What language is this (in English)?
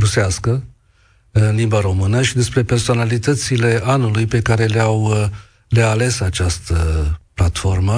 Romanian